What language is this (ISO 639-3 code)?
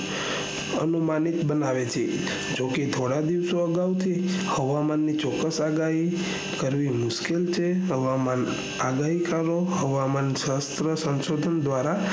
guj